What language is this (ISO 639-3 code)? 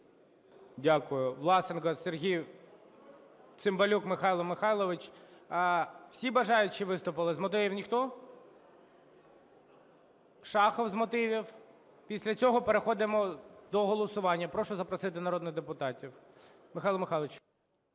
ukr